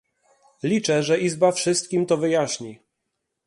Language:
Polish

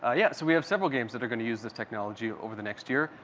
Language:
English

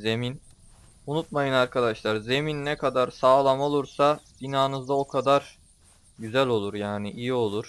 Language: Turkish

